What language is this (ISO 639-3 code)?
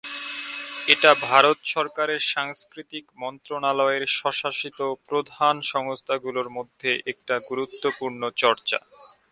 ben